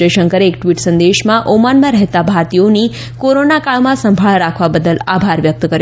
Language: Gujarati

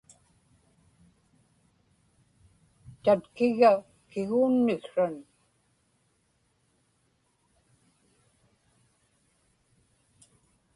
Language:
Inupiaq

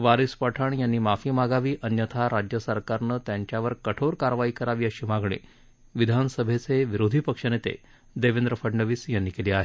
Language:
Marathi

